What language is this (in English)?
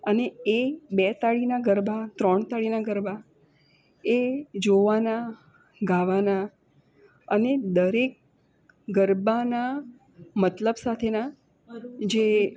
Gujarati